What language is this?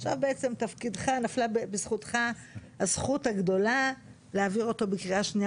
Hebrew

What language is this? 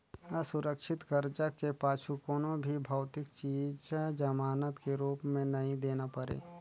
Chhattisgarhi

